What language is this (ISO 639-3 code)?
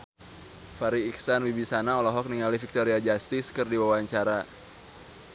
sun